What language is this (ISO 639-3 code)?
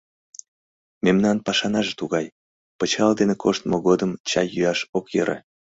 chm